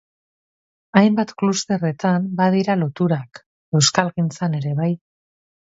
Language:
Basque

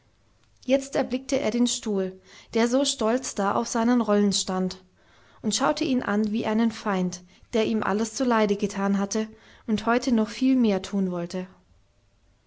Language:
German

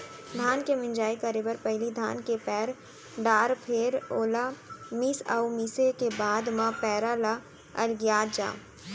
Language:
Chhattisgarhi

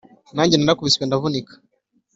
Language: Kinyarwanda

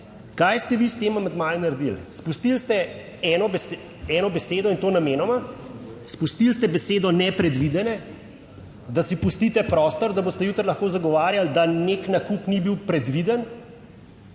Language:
Slovenian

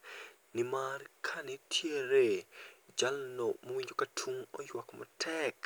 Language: Luo (Kenya and Tanzania)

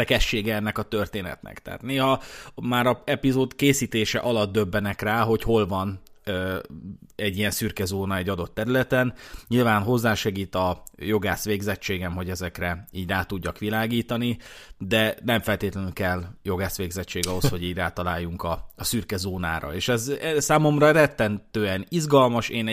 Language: Hungarian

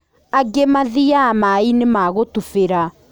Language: Kikuyu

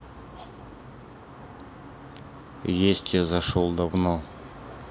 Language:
Russian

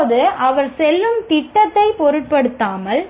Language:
Tamil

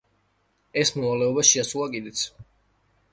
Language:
Georgian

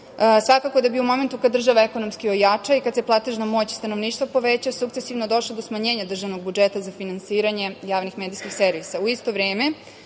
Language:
Serbian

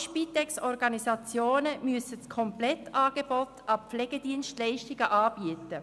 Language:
Swiss German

